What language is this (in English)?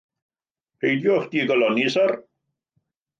Welsh